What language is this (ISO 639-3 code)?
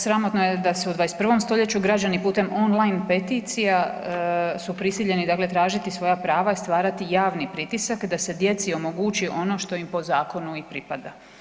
hrv